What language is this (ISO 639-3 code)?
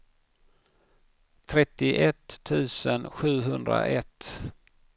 swe